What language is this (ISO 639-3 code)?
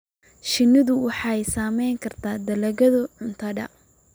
som